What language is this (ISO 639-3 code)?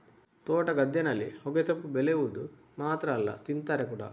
kan